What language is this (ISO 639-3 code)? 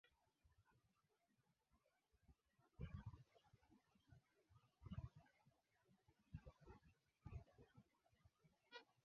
swa